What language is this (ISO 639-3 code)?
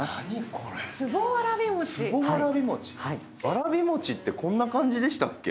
jpn